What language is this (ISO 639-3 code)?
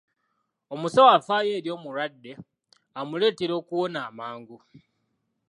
lug